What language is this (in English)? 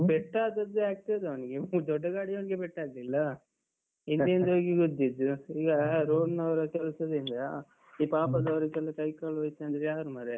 Kannada